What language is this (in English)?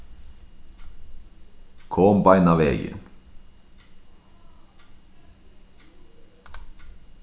Faroese